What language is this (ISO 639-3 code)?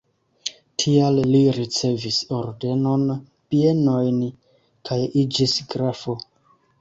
epo